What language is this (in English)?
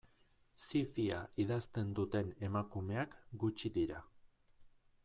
Basque